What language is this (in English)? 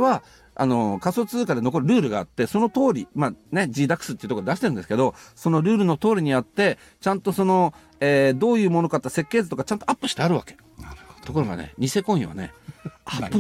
Japanese